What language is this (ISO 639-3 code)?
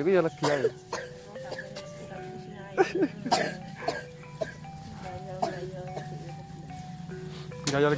ind